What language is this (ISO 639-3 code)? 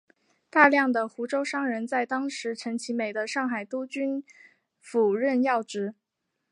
zho